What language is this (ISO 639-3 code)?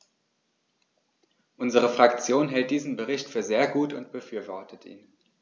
deu